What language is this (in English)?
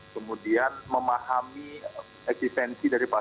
Indonesian